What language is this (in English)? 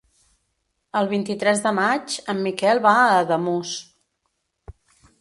Catalan